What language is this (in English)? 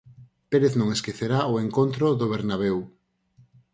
Galician